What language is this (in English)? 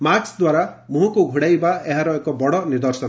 Odia